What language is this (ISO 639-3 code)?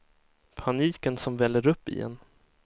swe